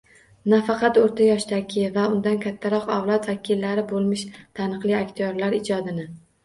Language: Uzbek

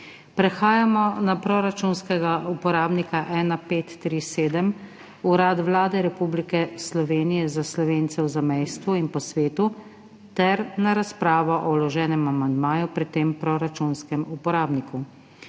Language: Slovenian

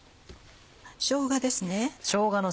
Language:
Japanese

